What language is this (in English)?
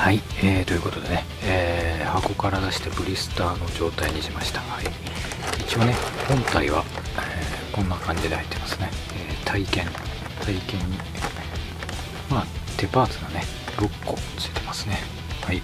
Japanese